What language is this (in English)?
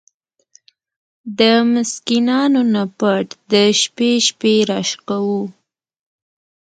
Pashto